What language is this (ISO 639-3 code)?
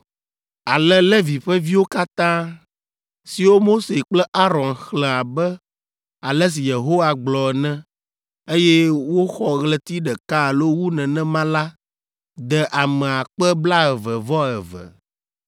ewe